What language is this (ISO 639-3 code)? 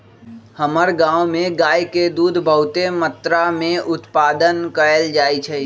mag